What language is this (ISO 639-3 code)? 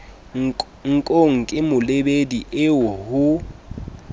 sot